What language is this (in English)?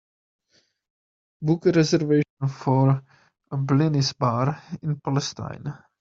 English